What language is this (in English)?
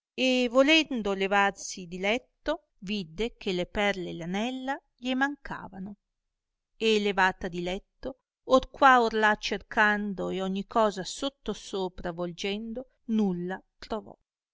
Italian